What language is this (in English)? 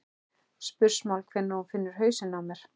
Icelandic